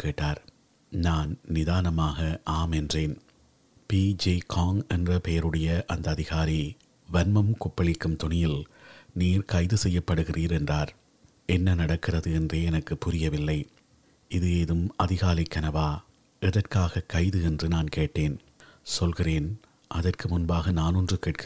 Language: Tamil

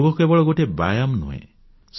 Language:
Odia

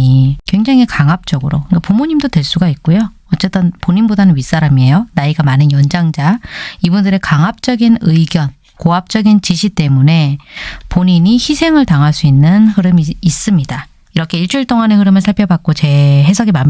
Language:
Korean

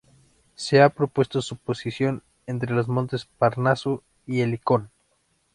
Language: Spanish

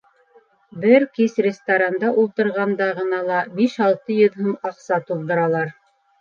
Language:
Bashkir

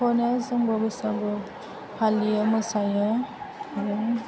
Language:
Bodo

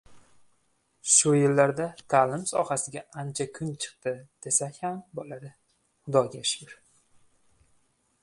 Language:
Uzbek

